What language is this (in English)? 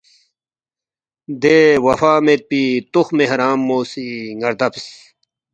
Balti